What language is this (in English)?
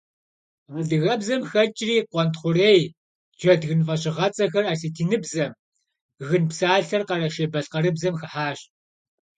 Kabardian